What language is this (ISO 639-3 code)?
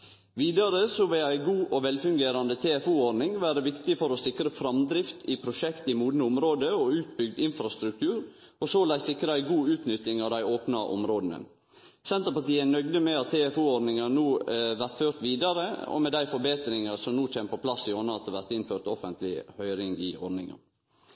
nno